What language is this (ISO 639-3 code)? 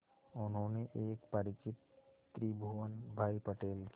hin